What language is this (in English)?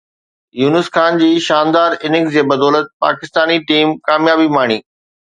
Sindhi